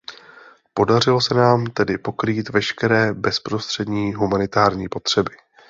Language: Czech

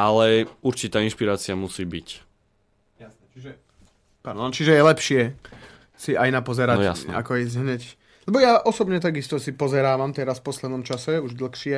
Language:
Slovak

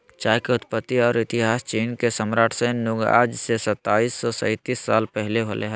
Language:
Magahi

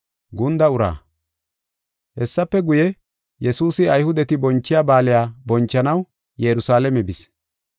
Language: Gofa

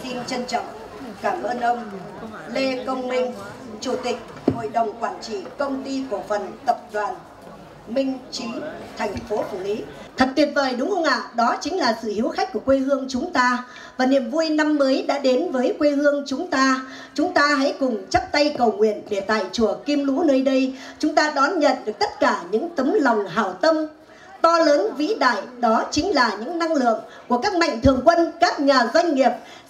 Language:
Vietnamese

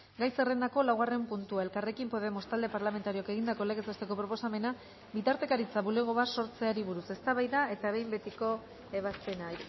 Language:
Basque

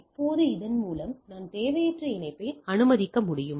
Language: Tamil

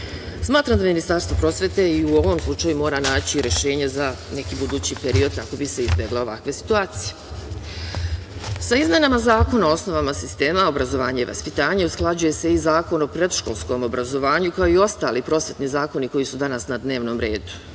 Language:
Serbian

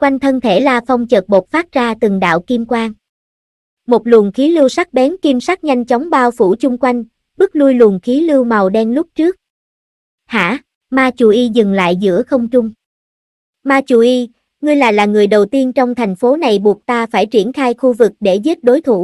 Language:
Vietnamese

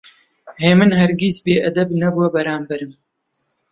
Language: Central Kurdish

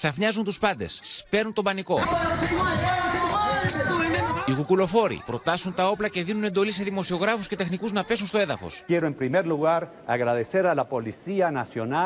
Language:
Greek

